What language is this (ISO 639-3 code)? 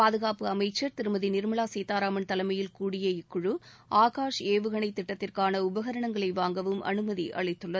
tam